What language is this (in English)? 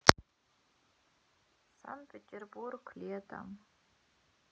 Russian